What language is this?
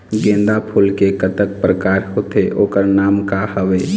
Chhattisgarhi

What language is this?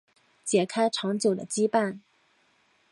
Chinese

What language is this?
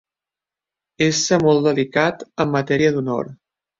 Catalan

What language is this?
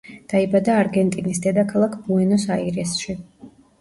Georgian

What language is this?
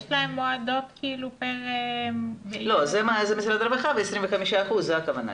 Hebrew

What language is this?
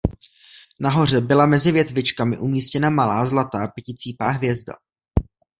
Czech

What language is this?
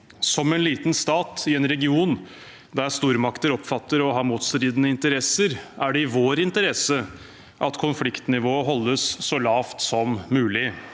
Norwegian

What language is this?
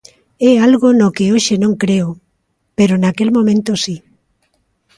Galician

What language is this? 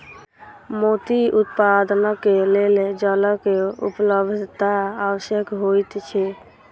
Maithili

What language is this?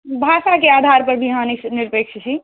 Maithili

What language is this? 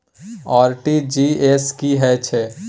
Maithili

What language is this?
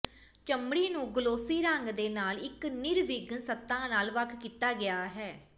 Punjabi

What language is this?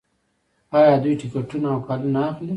Pashto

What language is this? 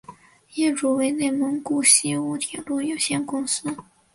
Chinese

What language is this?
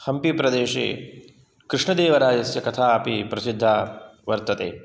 Sanskrit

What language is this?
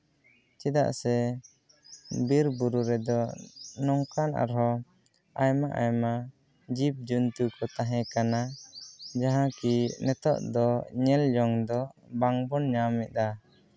Santali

